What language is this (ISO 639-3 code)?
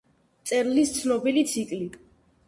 kat